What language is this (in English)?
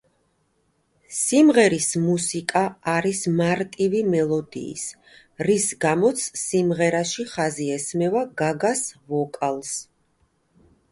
Georgian